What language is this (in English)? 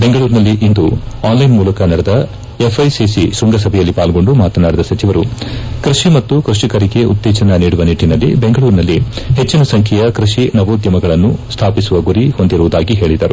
Kannada